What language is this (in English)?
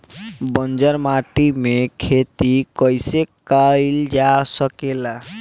Bhojpuri